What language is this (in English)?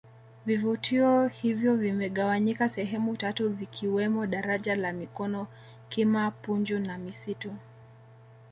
Swahili